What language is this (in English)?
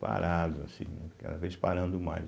Portuguese